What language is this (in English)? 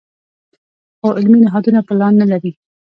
Pashto